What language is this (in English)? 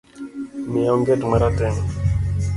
Luo (Kenya and Tanzania)